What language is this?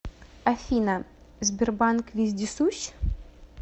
Russian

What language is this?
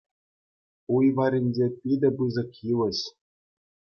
Chuvash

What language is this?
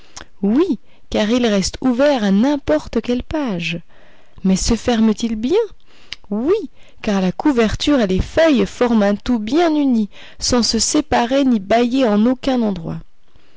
French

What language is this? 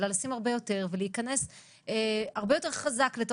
Hebrew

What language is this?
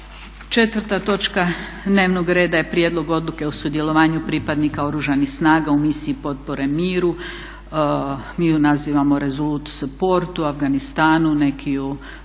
Croatian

